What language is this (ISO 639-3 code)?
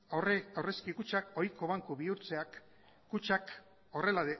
eus